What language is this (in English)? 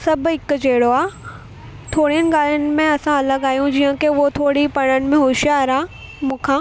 Sindhi